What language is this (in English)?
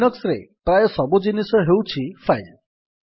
Odia